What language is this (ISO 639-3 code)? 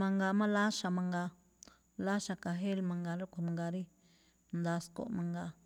tcf